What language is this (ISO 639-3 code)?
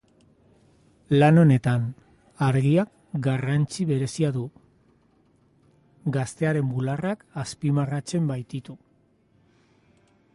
eus